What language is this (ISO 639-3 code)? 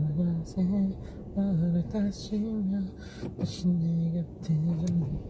kor